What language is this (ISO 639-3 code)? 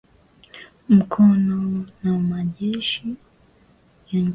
swa